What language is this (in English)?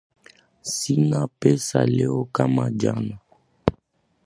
Swahili